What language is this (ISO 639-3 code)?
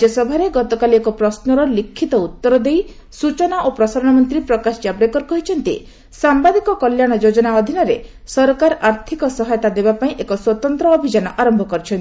ori